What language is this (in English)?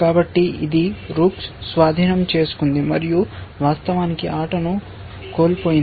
Telugu